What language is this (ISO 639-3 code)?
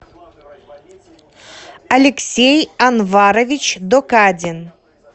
rus